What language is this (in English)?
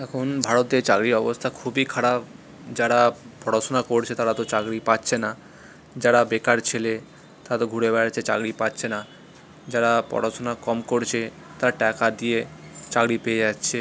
Bangla